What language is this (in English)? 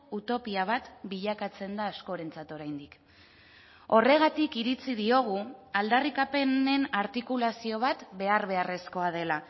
Basque